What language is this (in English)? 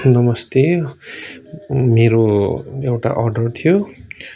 Nepali